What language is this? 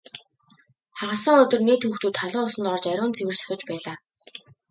Mongolian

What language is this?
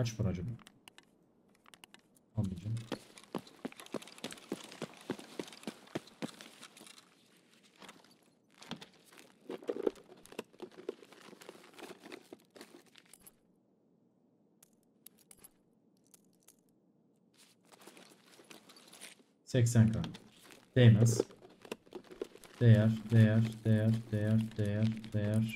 Turkish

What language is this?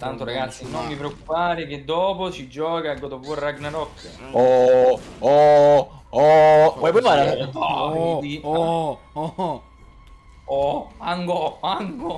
Italian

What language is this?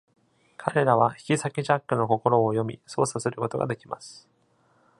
Japanese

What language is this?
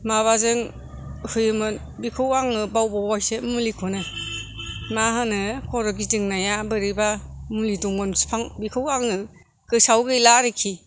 Bodo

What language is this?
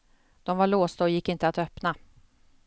Swedish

